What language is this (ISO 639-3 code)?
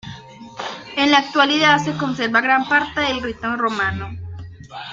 spa